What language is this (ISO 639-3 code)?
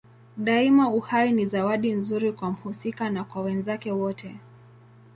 swa